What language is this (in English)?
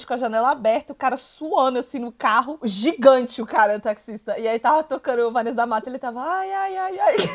Portuguese